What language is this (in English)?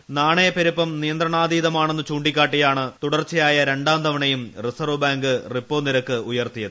Malayalam